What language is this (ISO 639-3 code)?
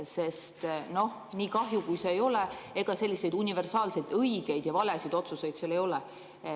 est